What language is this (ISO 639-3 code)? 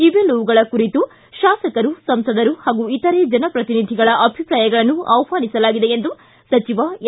kan